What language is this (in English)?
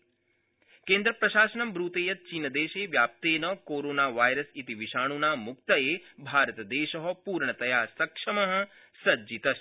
Sanskrit